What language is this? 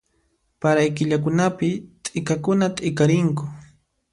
Puno Quechua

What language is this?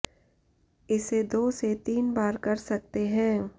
Hindi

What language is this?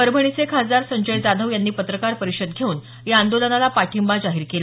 Marathi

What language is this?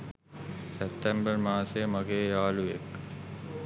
Sinhala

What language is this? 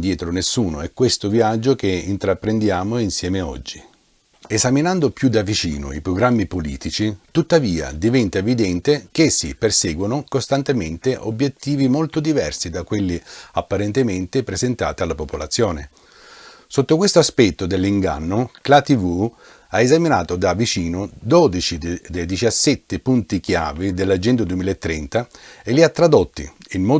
Italian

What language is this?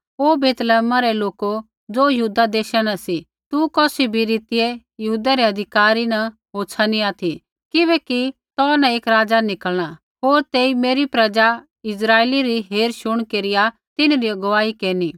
Kullu Pahari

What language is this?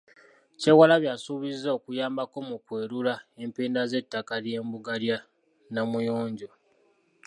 Ganda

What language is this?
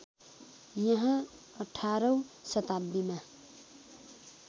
Nepali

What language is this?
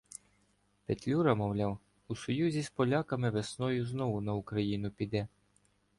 Ukrainian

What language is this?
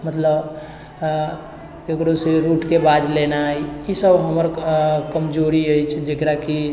Maithili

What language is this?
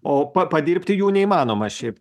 Lithuanian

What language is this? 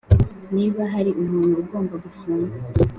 Kinyarwanda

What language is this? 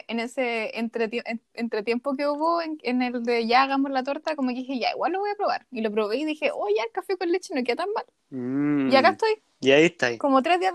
Spanish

